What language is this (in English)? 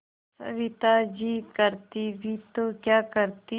Hindi